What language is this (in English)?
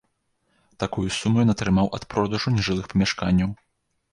Belarusian